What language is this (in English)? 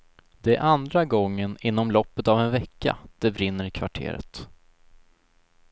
Swedish